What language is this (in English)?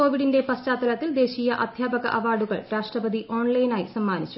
Malayalam